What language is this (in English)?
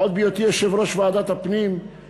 Hebrew